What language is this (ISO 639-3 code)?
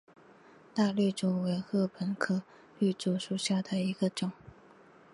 zho